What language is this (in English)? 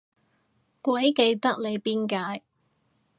Cantonese